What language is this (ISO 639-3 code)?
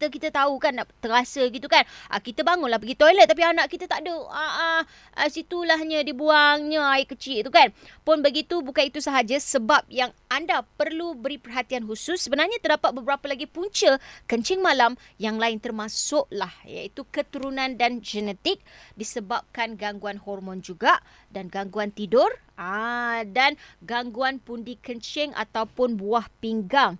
msa